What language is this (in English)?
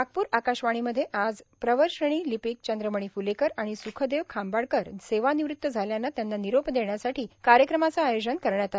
Marathi